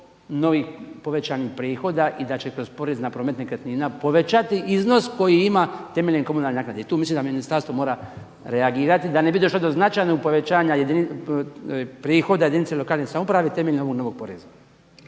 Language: Croatian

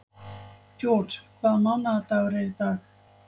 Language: Icelandic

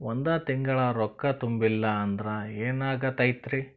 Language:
Kannada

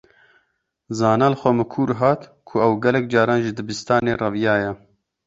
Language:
Kurdish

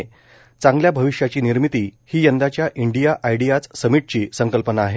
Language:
Marathi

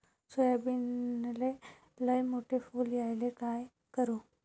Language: Marathi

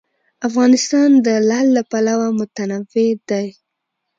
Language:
Pashto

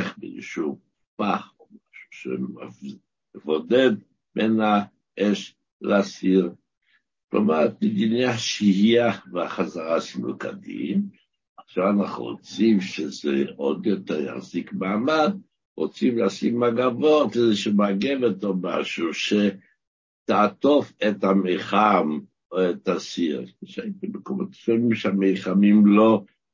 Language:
Hebrew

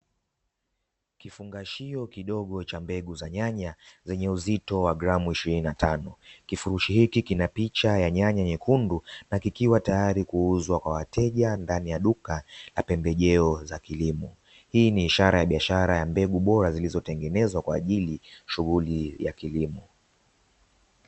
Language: Swahili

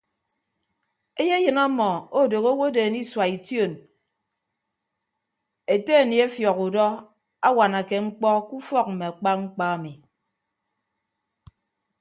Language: Ibibio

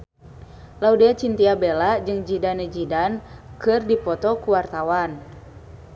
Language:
Sundanese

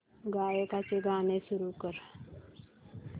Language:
Marathi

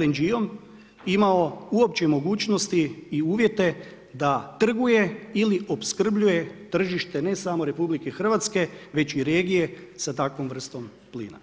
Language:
Croatian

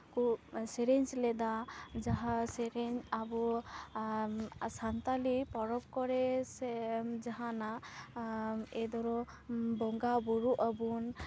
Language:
Santali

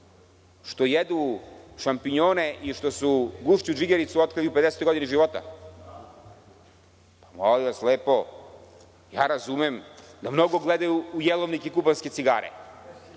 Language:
Serbian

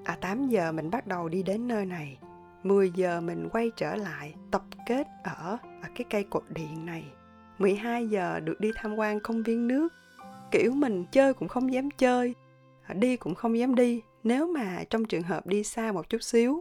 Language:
Vietnamese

